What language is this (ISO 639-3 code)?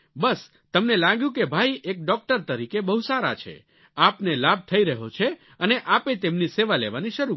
guj